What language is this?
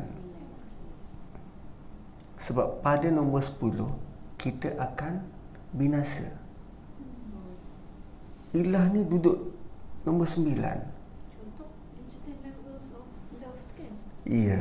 Malay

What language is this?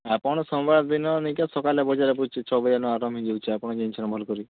Odia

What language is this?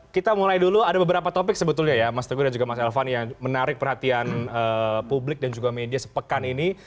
Indonesian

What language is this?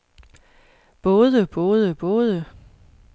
Danish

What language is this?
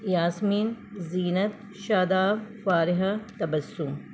Urdu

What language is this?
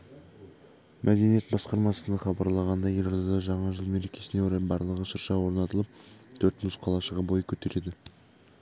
Kazakh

